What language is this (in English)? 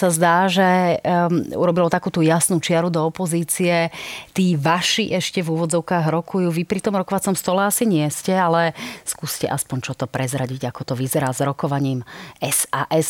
Slovak